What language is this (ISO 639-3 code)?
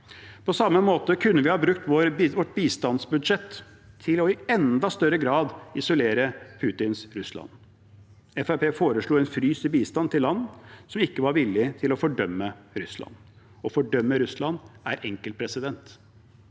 nor